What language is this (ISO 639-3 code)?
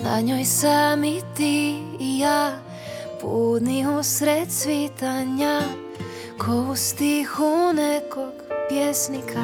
hrv